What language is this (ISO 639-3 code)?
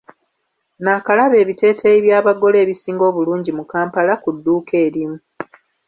lug